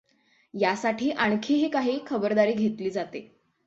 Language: Marathi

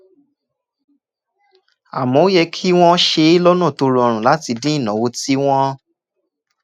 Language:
Yoruba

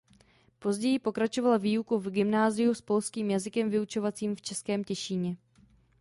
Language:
Czech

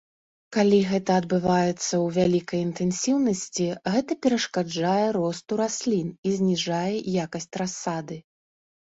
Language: Belarusian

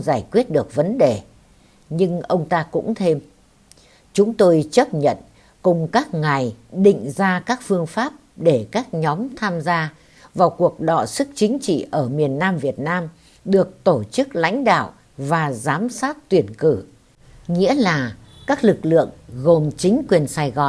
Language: Vietnamese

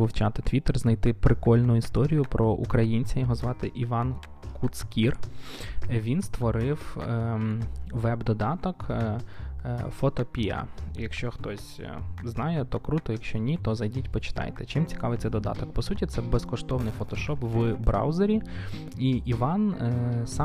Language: Ukrainian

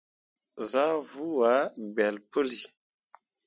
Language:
Mundang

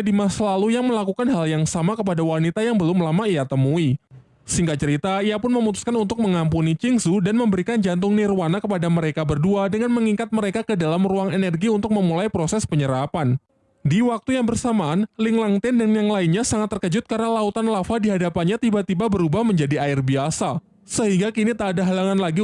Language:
Indonesian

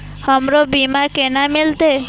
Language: Maithili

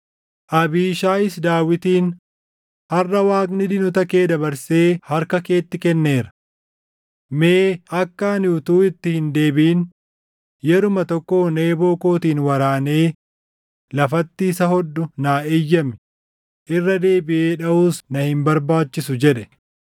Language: Oromo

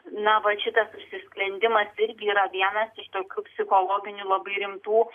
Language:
Lithuanian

